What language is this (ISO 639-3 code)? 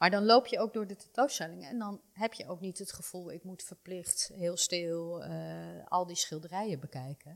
nld